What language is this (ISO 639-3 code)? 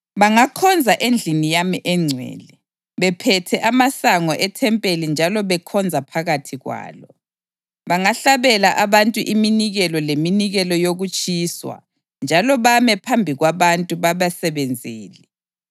nde